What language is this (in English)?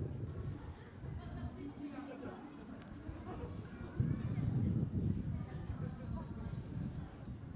Japanese